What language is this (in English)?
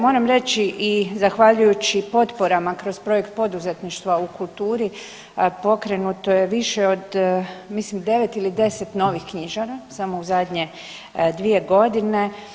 Croatian